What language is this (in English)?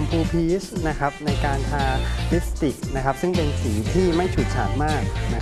Thai